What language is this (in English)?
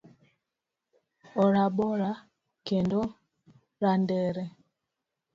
Luo (Kenya and Tanzania)